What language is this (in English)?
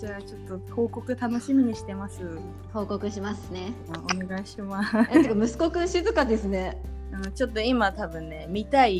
Japanese